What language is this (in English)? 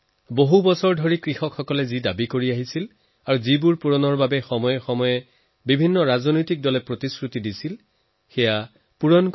Assamese